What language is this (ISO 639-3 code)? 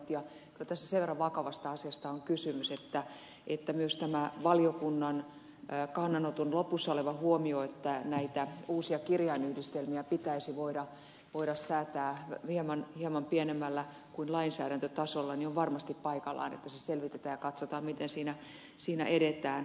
fin